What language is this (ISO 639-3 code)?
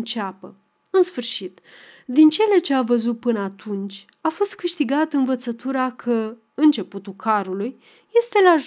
ron